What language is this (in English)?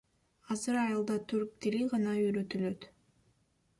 Kyrgyz